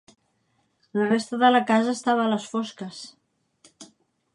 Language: Catalan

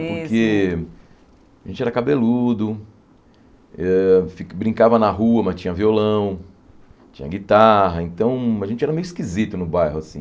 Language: Portuguese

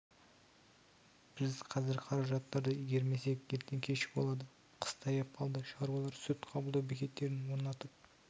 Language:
Kazakh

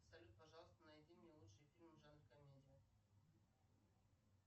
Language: Russian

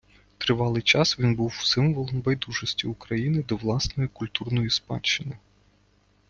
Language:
Ukrainian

